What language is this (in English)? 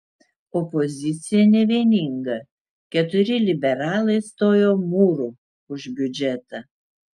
Lithuanian